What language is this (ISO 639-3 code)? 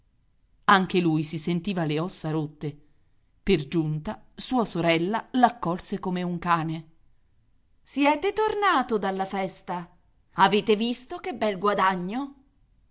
ita